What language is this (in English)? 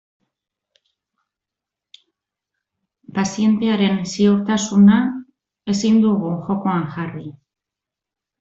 Basque